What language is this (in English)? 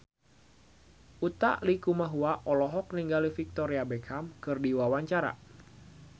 Sundanese